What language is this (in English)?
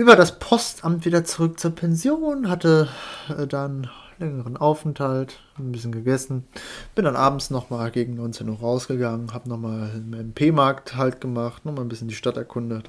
German